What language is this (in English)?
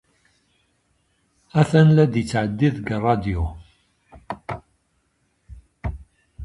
Kabyle